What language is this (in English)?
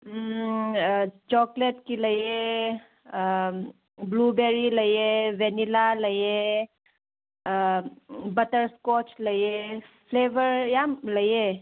Manipuri